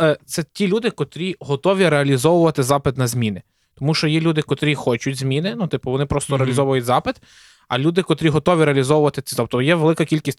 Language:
Ukrainian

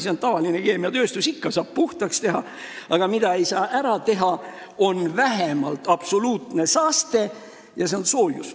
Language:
Estonian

